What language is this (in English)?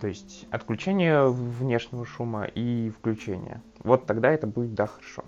Russian